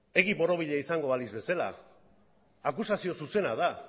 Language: Basque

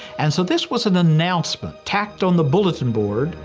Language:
English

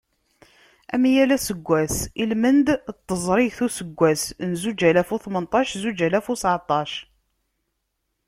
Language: Kabyle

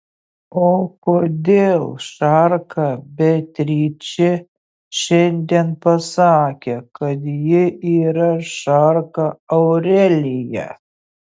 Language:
Lithuanian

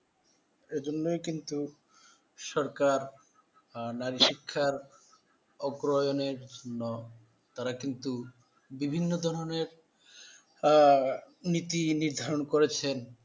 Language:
Bangla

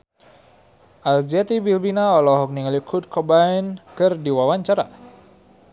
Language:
Sundanese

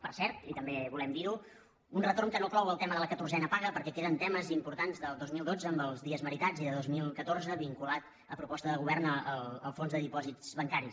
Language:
Catalan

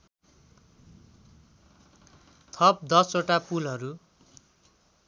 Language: Nepali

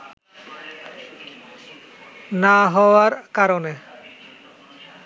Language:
Bangla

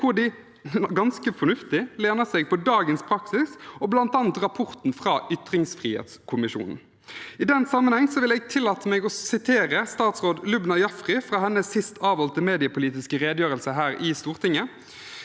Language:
Norwegian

